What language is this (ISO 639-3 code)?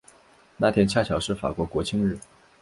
zho